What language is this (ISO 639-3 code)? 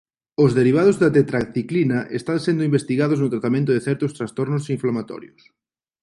glg